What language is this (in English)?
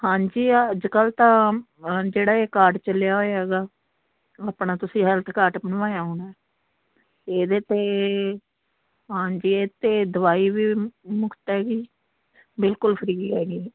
Punjabi